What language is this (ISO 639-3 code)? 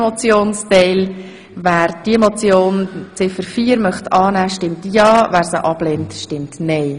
gsw